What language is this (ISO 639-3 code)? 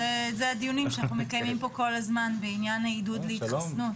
heb